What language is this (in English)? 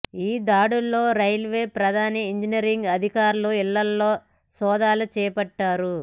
Telugu